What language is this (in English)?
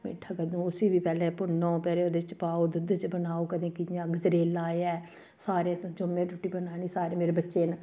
Dogri